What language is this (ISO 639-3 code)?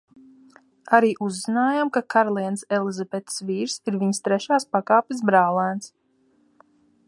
lav